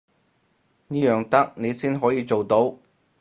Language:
Cantonese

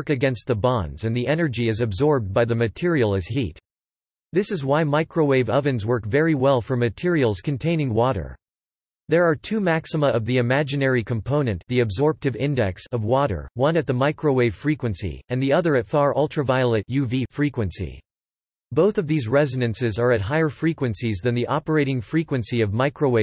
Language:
English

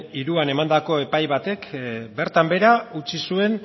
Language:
Basque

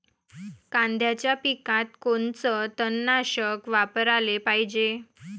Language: Marathi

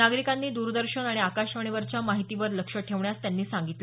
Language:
Marathi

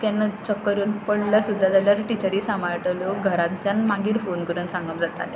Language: Konkani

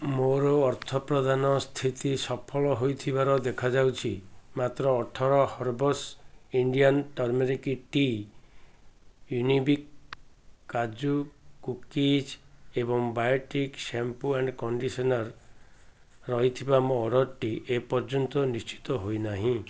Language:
Odia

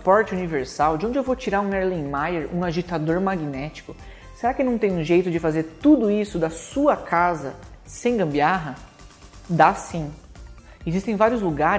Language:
Portuguese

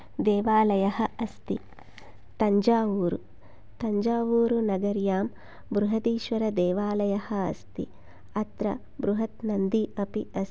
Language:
Sanskrit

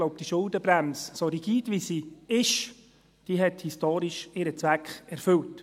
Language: Swiss German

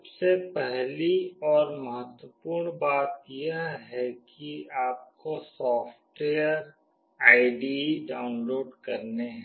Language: Hindi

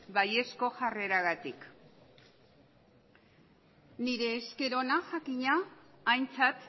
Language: Basque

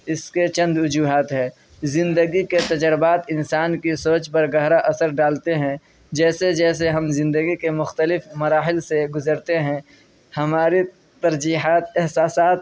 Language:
Urdu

